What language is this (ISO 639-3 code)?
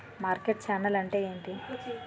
tel